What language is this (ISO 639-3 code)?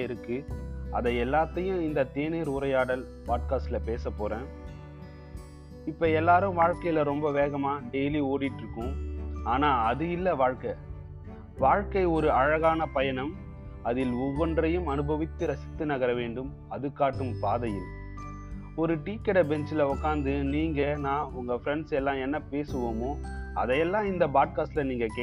tam